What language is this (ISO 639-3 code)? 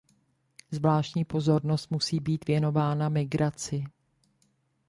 ces